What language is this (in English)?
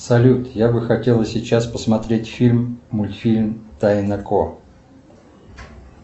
Russian